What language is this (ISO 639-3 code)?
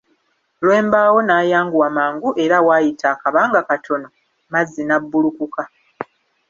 lug